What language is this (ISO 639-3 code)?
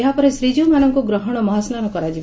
ori